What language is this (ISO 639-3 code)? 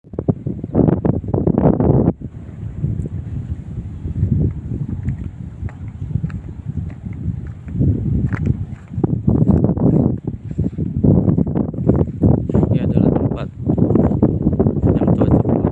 ind